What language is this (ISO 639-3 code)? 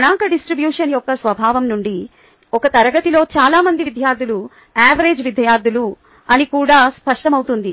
tel